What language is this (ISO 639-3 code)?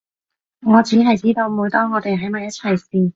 yue